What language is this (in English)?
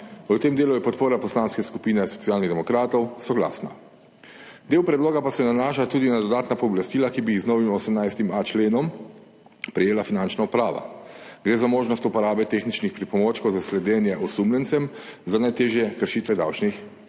Slovenian